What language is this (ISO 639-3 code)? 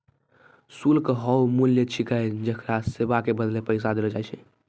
mai